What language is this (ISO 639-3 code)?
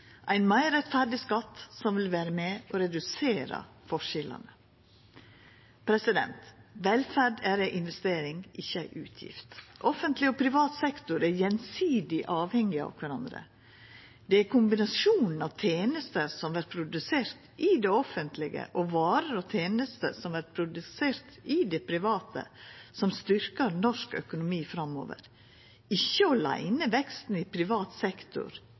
nno